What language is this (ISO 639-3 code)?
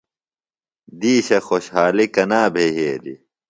phl